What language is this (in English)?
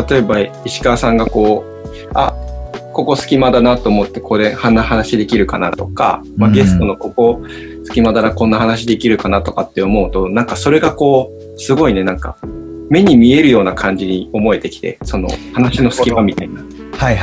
Japanese